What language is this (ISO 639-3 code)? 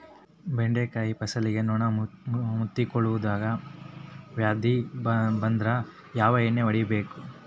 kan